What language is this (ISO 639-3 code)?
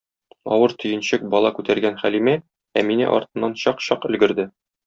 tat